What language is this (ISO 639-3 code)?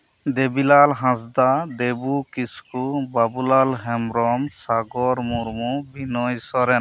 sat